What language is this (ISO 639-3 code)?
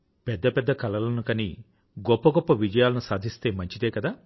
tel